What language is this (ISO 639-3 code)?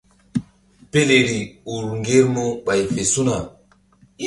mdd